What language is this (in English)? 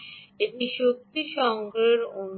Bangla